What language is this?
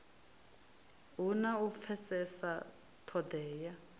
Venda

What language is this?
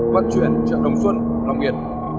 Vietnamese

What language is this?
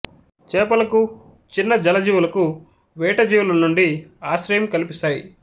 Telugu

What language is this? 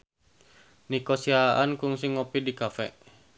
Sundanese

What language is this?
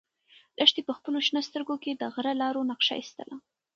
Pashto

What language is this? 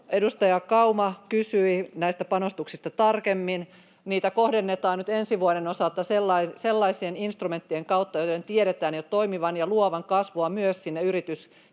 Finnish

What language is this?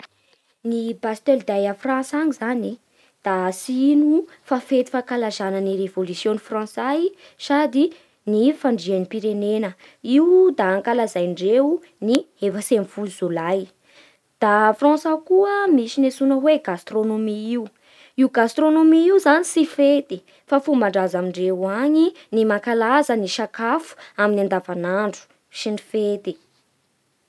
Bara Malagasy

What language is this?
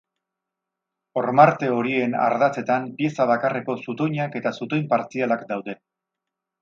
Basque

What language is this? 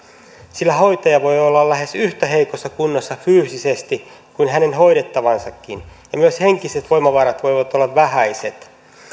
Finnish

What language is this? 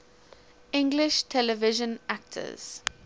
English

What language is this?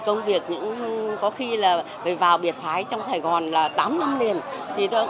Vietnamese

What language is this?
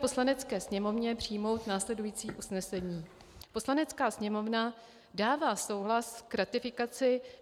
Czech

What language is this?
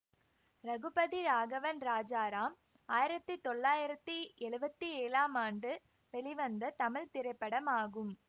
Tamil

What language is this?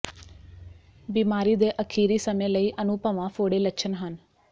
Punjabi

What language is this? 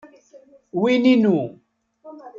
Kabyle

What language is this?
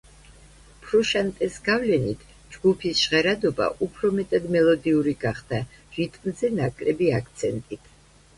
Georgian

